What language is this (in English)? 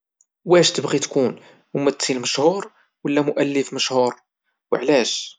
Moroccan Arabic